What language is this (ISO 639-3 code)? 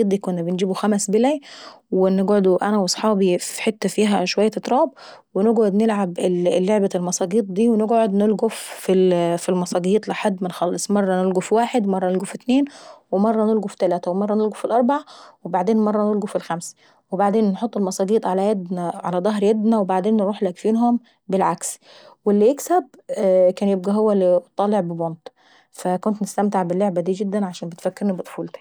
aec